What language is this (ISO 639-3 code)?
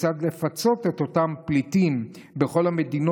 heb